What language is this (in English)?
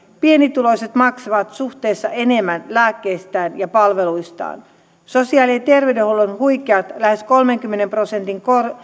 Finnish